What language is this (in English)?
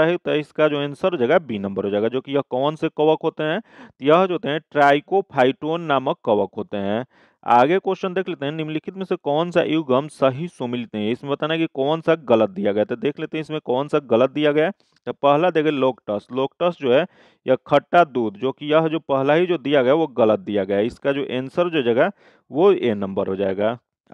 Hindi